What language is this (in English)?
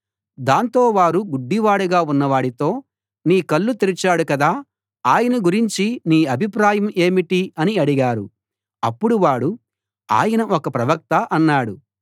Telugu